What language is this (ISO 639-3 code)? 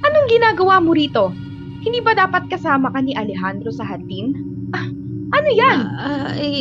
fil